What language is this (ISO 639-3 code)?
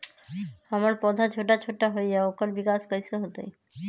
mag